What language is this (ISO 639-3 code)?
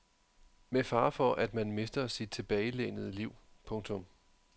dan